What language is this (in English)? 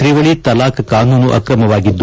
Kannada